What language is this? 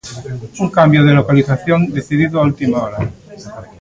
Galician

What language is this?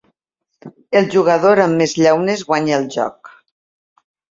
Catalan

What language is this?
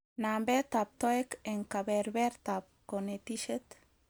Kalenjin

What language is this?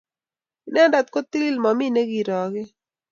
Kalenjin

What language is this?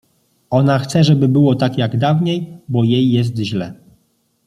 Polish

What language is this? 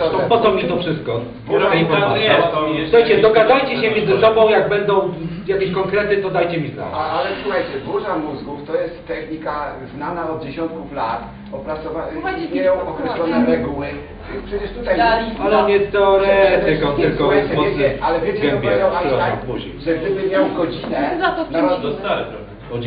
Polish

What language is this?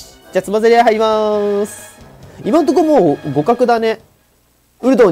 Japanese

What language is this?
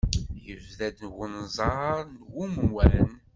Kabyle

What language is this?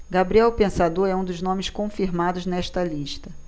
Portuguese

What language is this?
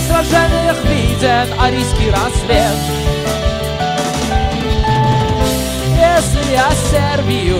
Russian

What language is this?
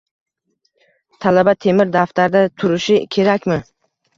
Uzbek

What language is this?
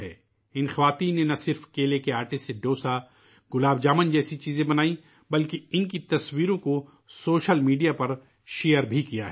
Urdu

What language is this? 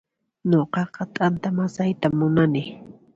Puno Quechua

